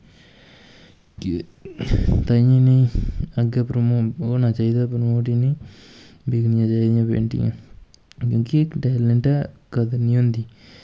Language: Dogri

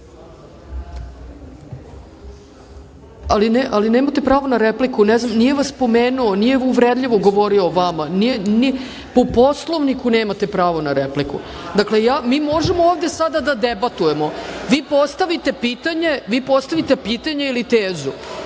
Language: Serbian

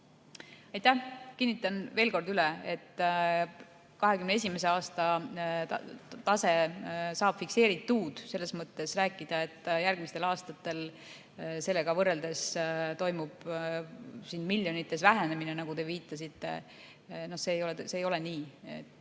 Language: Estonian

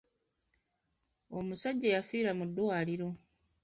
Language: Ganda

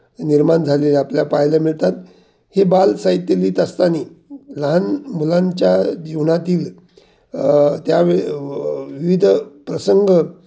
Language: Marathi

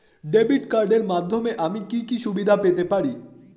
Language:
Bangla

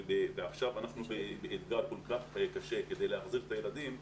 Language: Hebrew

